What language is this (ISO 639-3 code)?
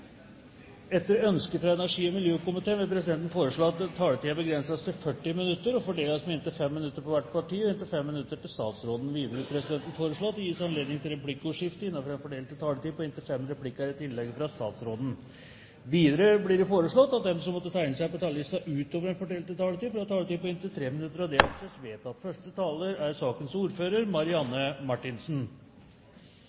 nor